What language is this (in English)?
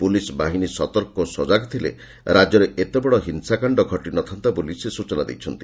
Odia